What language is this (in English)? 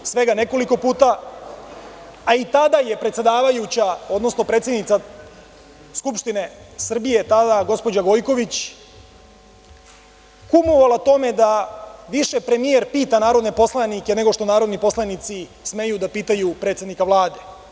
Serbian